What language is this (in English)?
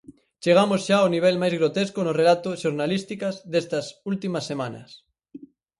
Galician